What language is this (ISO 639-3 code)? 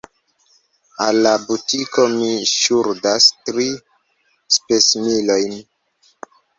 epo